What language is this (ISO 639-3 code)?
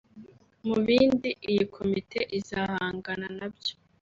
kin